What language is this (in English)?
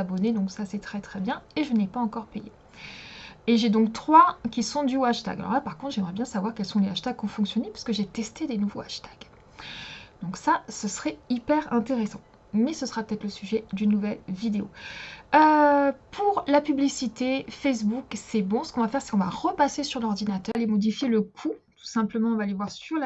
French